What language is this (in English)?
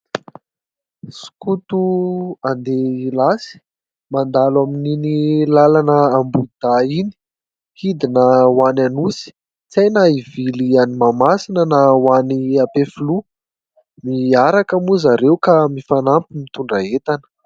Malagasy